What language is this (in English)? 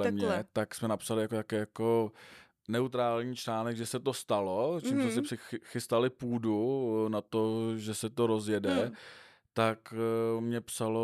Czech